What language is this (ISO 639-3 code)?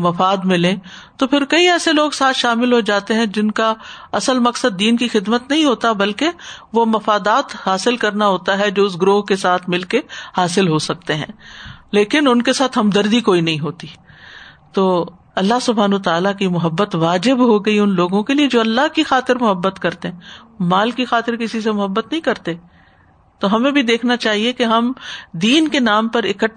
urd